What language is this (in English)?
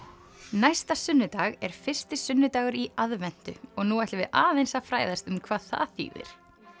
Icelandic